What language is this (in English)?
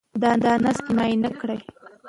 Pashto